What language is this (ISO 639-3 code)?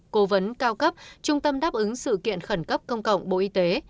vie